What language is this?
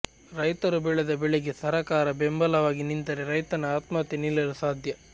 Kannada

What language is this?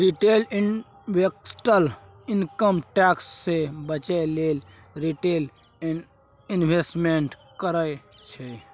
Maithili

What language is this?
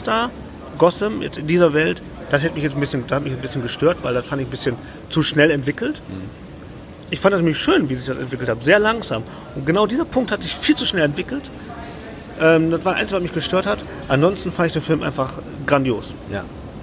German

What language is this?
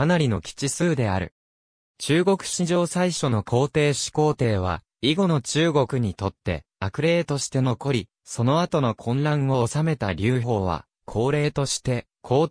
Japanese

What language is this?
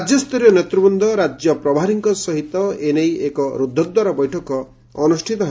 Odia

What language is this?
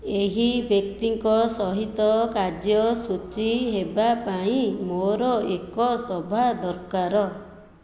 Odia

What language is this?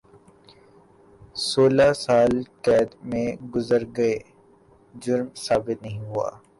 Urdu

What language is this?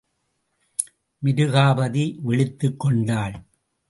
Tamil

